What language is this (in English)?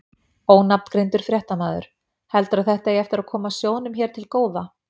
Icelandic